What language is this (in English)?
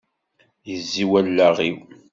Kabyle